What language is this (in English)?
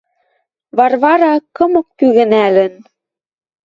Western Mari